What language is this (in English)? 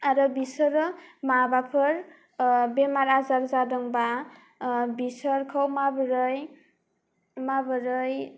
Bodo